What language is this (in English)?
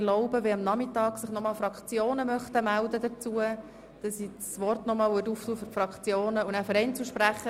Swiss German